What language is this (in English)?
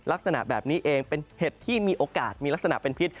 Thai